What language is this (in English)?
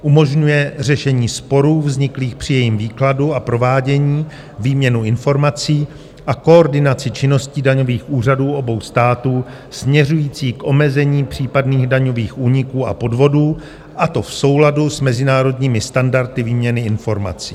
Czech